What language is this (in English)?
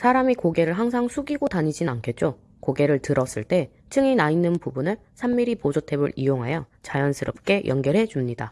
Korean